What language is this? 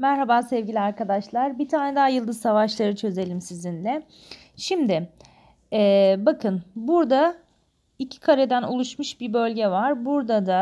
Turkish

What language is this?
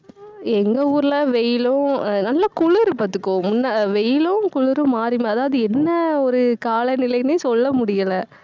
Tamil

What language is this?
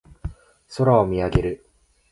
Japanese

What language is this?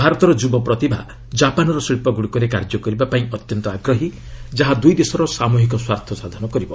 Odia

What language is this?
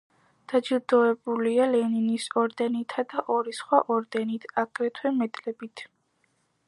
Georgian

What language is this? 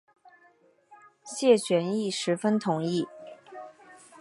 Chinese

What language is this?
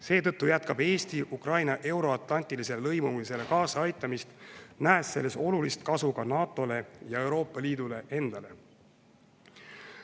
Estonian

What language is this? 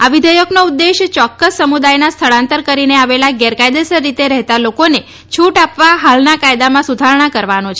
Gujarati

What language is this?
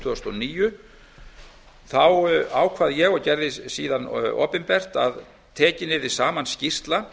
Icelandic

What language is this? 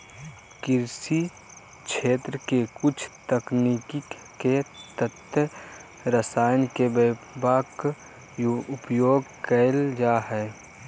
Magahi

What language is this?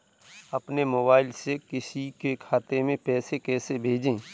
Hindi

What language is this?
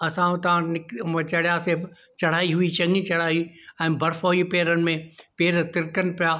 Sindhi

